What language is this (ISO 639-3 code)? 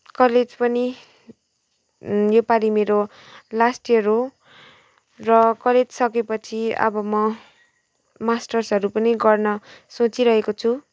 nep